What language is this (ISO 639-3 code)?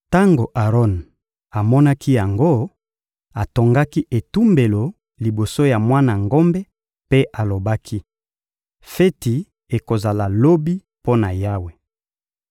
lin